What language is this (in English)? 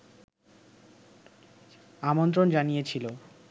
Bangla